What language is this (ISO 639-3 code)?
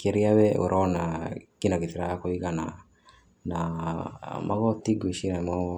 kik